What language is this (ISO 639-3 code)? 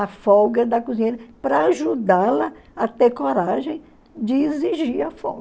por